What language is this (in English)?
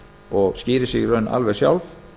Icelandic